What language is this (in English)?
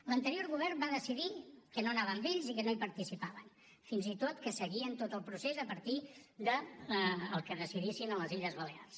Catalan